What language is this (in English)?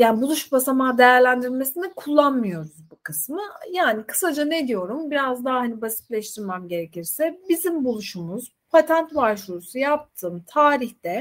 Turkish